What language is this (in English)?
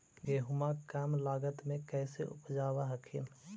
Magahi